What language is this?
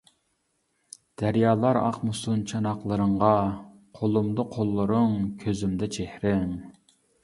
Uyghur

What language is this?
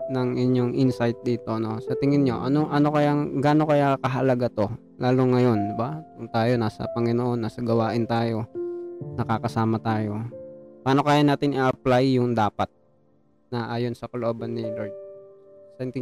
Filipino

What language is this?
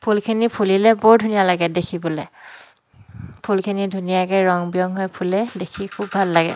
Assamese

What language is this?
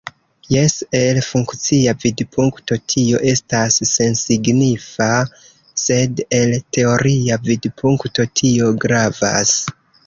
Esperanto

